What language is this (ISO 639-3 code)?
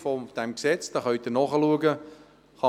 gsw